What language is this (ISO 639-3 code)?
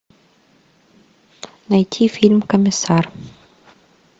rus